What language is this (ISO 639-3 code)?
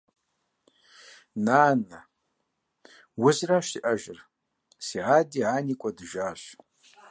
kbd